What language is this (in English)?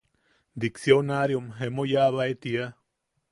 Yaqui